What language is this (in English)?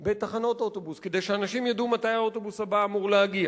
Hebrew